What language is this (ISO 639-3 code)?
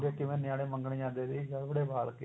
pan